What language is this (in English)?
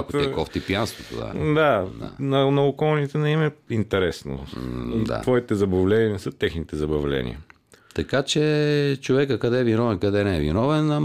Bulgarian